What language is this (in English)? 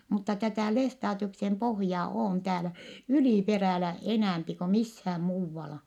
Finnish